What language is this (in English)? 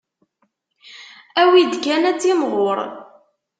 Kabyle